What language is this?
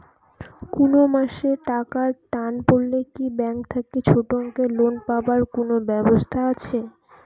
Bangla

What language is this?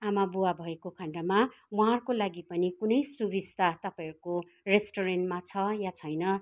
Nepali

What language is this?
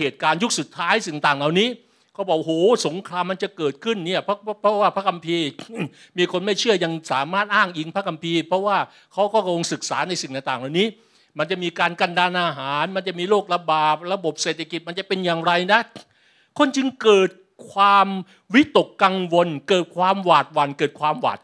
Thai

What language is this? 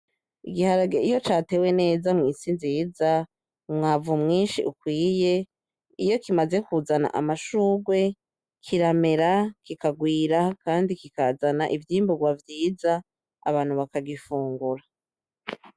Rundi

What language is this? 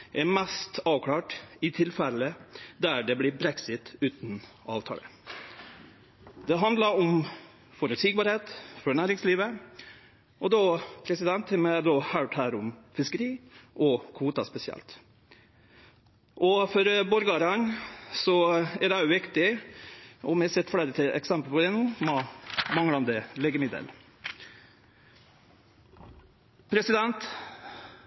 Norwegian Nynorsk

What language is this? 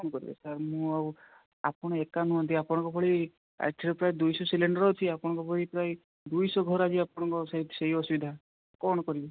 Odia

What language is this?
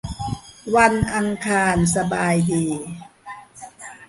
Thai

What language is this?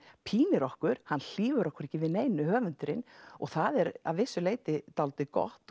Icelandic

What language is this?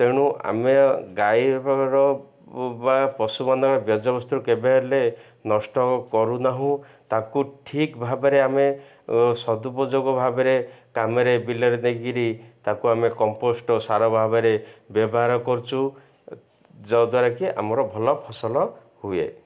Odia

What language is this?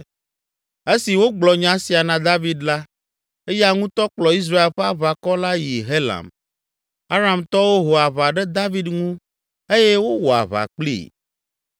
Ewe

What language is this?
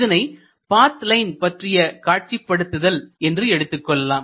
Tamil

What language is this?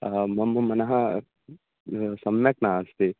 Sanskrit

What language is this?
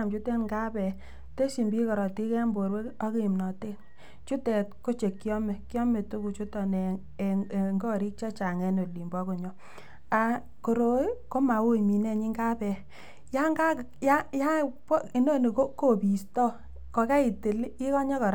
Kalenjin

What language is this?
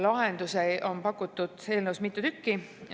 Estonian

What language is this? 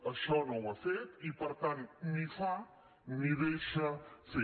Catalan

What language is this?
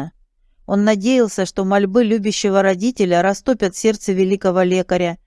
Russian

